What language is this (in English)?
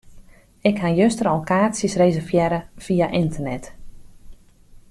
Western Frisian